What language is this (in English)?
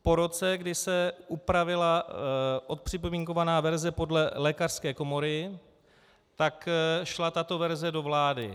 Czech